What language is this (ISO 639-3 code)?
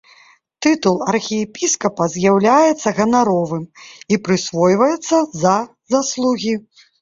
bel